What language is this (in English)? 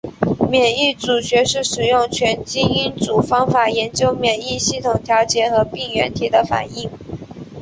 Chinese